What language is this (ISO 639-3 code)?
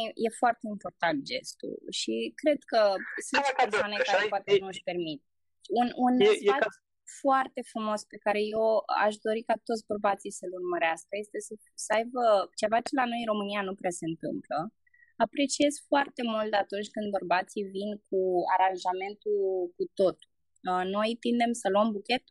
ron